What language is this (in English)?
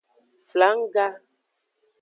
Aja (Benin)